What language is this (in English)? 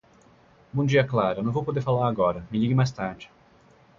Portuguese